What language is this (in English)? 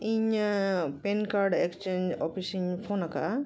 Santali